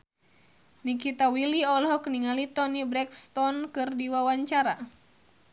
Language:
Sundanese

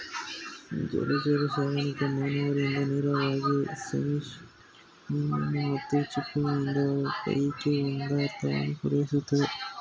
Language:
Kannada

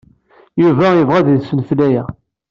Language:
Kabyle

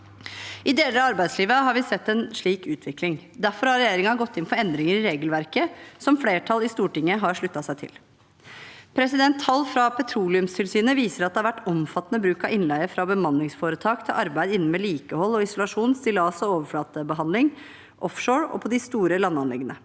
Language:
Norwegian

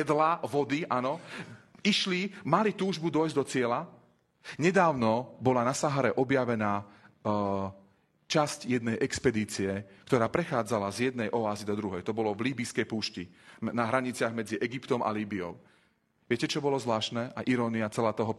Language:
Slovak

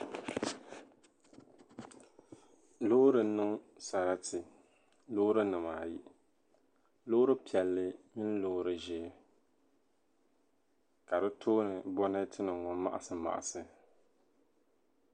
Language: Dagbani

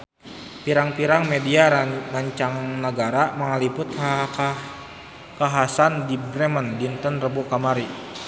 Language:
Sundanese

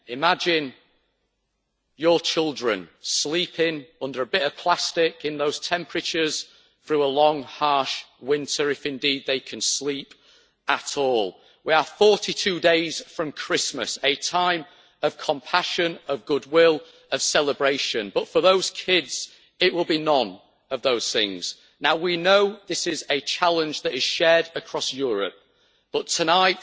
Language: English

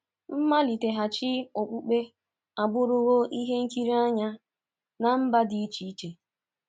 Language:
Igbo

